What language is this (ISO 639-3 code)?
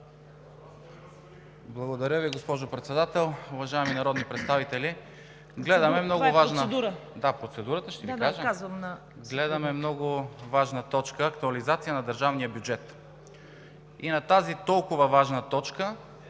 bul